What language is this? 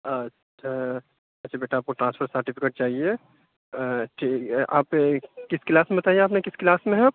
Urdu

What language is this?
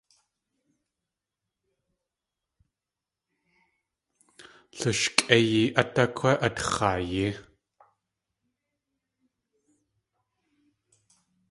Tlingit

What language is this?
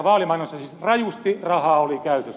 Finnish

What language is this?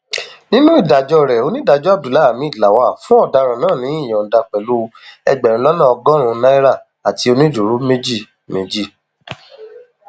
Yoruba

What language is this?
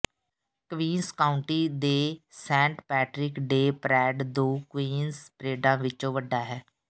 Punjabi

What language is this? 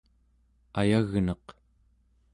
Central Yupik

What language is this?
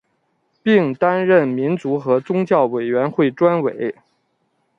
Chinese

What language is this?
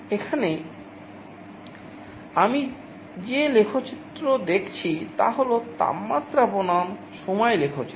Bangla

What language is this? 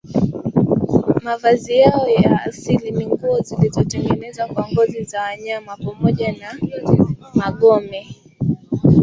Swahili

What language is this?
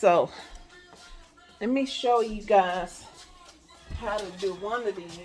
English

